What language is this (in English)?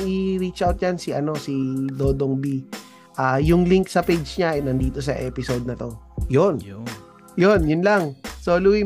Filipino